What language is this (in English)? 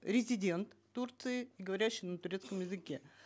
Kazakh